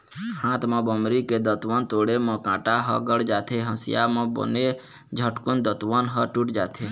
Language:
Chhattisgarhi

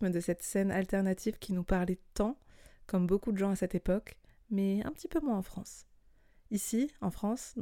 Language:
French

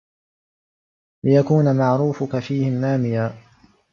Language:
Arabic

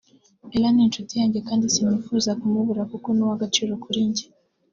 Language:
Kinyarwanda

